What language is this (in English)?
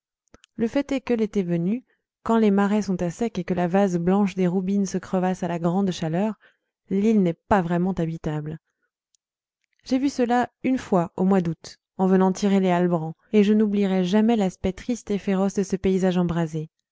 French